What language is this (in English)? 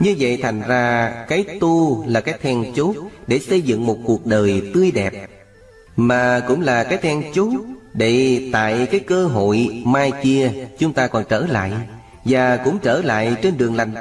Vietnamese